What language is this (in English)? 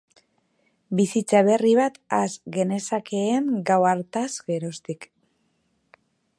Basque